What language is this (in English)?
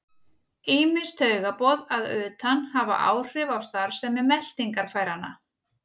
Icelandic